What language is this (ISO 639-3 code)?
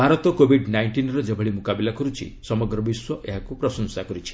ori